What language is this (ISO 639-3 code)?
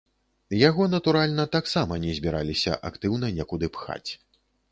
bel